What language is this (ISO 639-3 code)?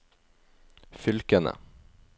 nor